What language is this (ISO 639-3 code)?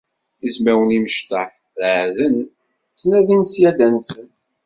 kab